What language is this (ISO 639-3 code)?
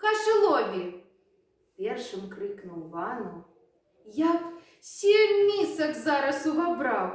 rus